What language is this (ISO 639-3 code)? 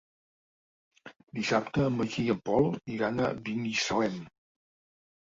cat